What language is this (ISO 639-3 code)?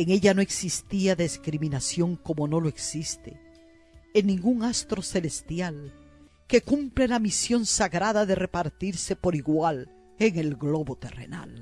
spa